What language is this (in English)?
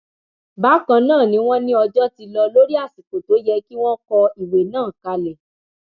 Yoruba